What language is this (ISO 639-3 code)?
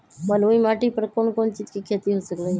mag